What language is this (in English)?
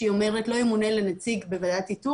Hebrew